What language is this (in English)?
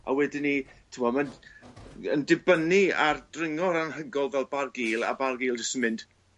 Welsh